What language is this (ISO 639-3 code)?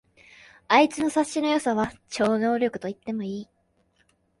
jpn